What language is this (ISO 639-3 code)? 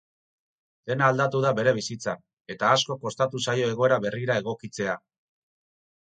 eus